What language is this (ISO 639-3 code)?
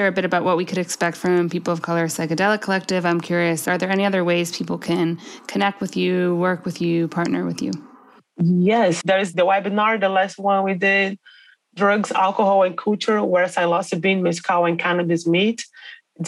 eng